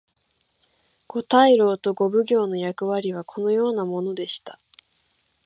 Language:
Japanese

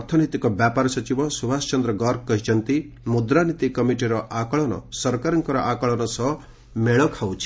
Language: Odia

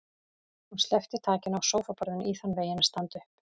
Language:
Icelandic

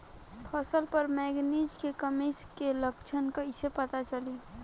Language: Bhojpuri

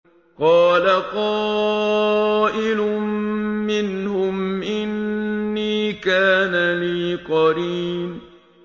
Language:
Arabic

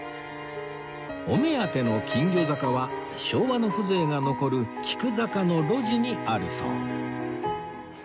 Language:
Japanese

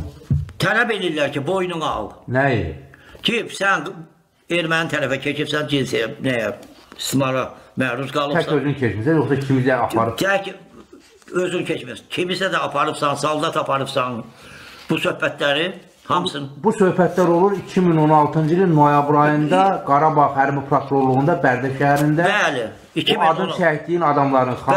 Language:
Turkish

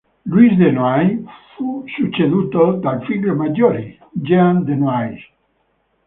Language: Italian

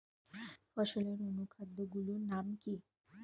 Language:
Bangla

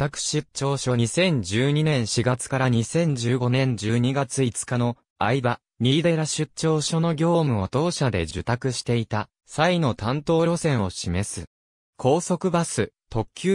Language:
Japanese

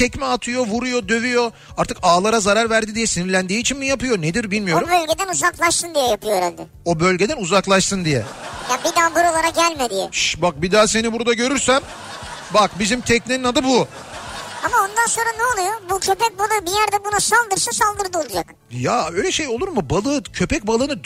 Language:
Turkish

